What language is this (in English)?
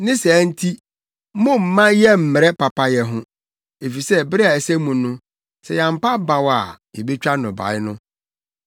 Akan